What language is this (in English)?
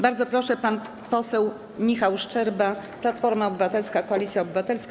Polish